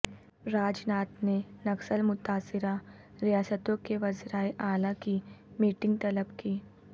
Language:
Urdu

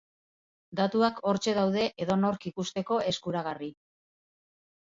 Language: Basque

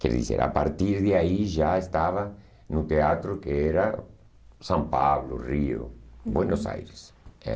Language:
Portuguese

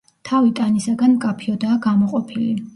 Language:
Georgian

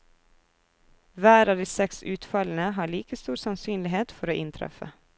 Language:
Norwegian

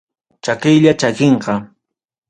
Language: Ayacucho Quechua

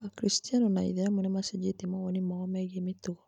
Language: Kikuyu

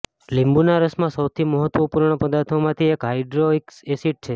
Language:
Gujarati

